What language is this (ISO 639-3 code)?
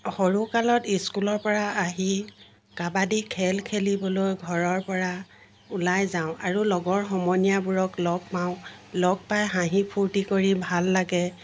asm